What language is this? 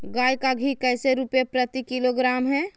Magahi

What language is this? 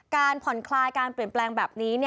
Thai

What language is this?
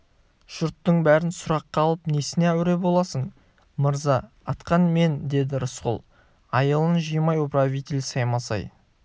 Kazakh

